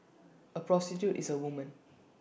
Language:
English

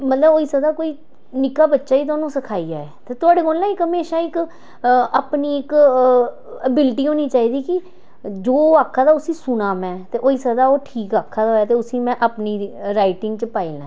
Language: Dogri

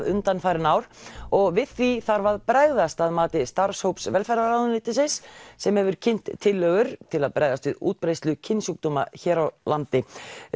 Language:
Icelandic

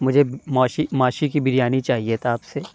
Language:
Urdu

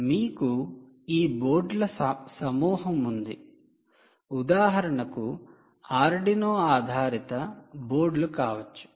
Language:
Telugu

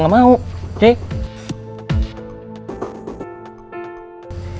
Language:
Indonesian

